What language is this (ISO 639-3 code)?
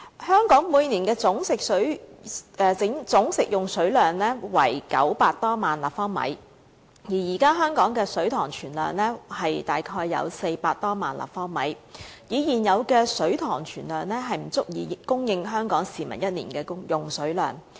yue